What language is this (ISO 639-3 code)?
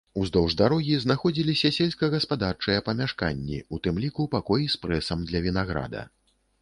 bel